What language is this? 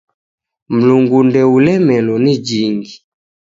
Taita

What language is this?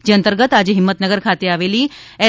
Gujarati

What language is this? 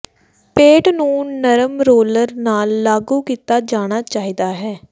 Punjabi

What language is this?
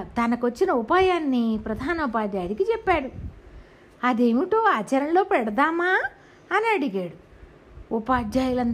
Telugu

